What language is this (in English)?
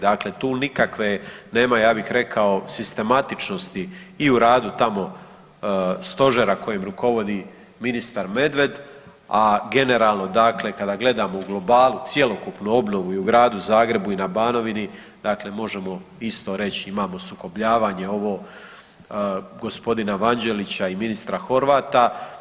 Croatian